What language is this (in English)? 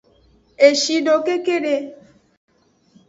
Aja (Benin)